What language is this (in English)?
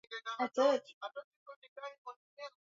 Swahili